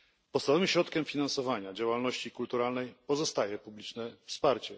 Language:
Polish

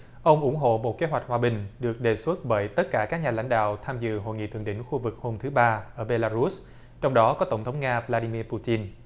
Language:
Vietnamese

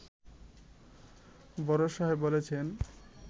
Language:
Bangla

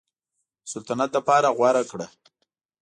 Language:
Pashto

